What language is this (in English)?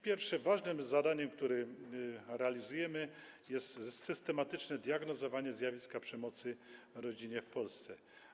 Polish